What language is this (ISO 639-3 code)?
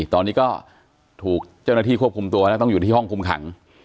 tha